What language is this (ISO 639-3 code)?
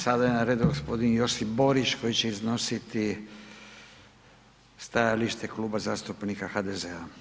hrv